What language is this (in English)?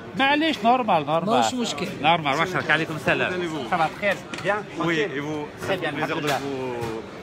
Arabic